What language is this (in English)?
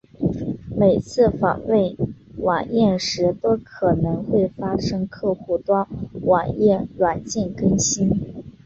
Chinese